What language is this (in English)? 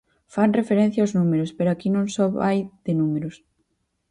Galician